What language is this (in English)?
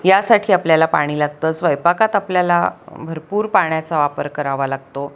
Marathi